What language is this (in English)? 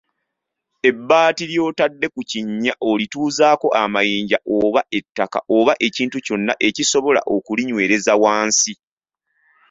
Ganda